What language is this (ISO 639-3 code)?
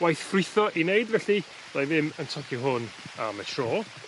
cym